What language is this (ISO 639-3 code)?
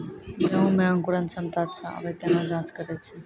mai